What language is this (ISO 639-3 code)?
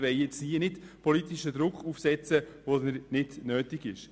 gsw